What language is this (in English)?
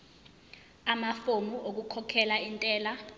Zulu